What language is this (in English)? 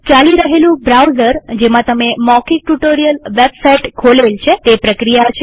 Gujarati